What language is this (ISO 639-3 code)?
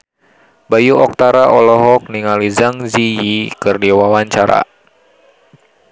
sun